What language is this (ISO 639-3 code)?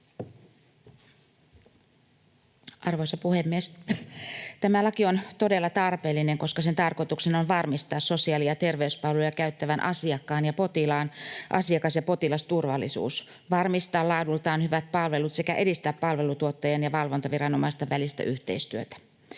fin